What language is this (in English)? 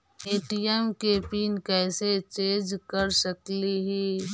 Magahi